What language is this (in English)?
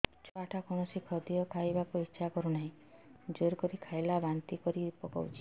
Odia